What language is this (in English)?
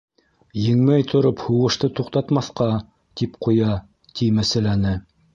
Bashkir